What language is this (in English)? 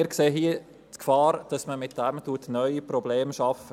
Swiss German